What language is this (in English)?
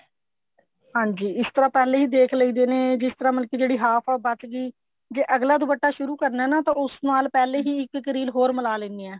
Punjabi